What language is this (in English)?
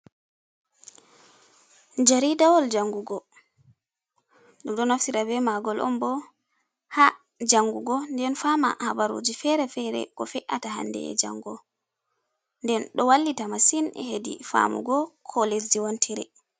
Fula